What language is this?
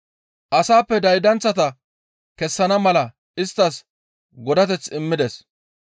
Gamo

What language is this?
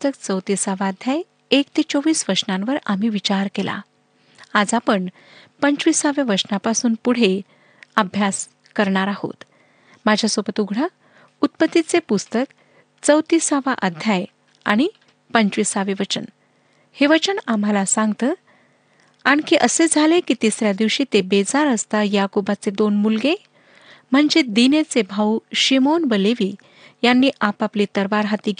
Marathi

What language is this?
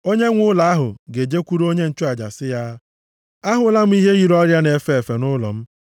Igbo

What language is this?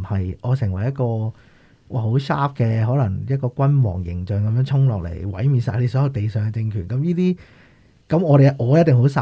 Chinese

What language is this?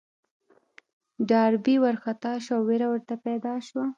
Pashto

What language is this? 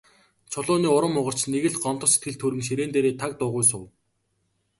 Mongolian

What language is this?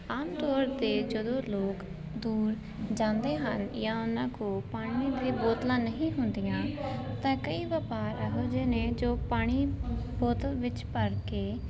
Punjabi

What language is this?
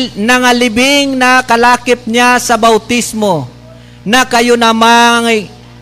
Filipino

